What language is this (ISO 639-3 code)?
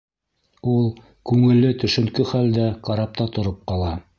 bak